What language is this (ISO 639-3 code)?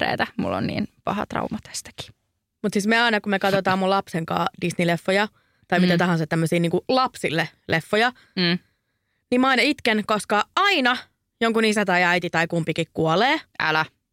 fin